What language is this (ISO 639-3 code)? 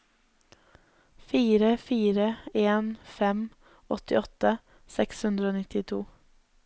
nor